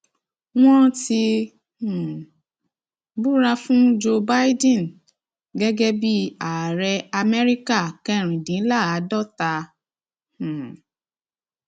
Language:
Yoruba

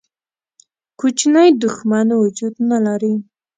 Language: Pashto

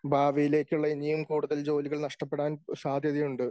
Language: Malayalam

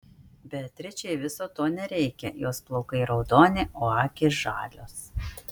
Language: Lithuanian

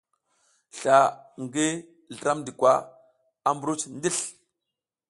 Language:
South Giziga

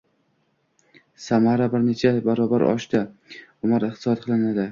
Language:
Uzbek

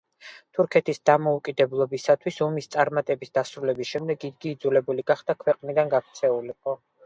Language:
Georgian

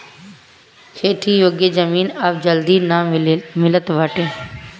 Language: Bhojpuri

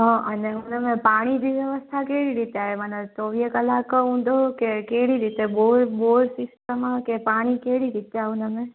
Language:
Sindhi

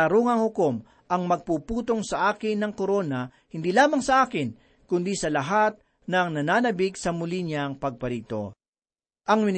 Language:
Filipino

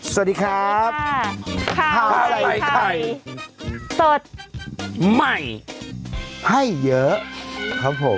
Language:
Thai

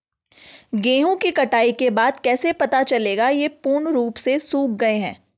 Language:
Hindi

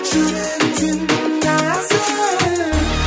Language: Kazakh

